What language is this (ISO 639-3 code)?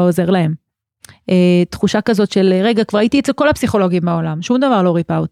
heb